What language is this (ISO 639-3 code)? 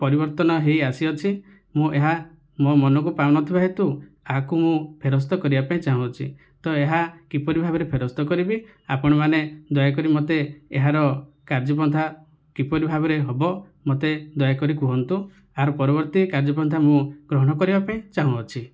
ori